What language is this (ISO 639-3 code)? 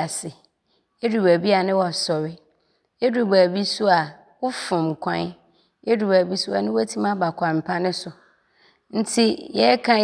abr